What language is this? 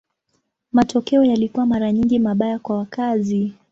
Swahili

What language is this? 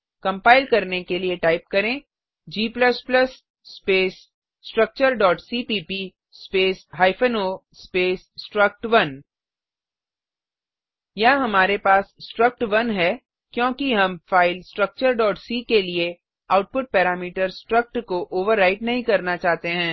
Hindi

